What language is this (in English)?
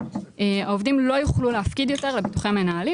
Hebrew